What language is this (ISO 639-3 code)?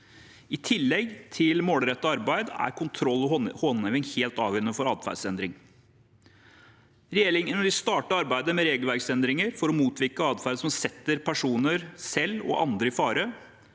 nor